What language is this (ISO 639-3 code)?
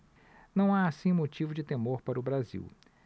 por